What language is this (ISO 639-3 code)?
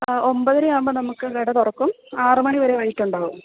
mal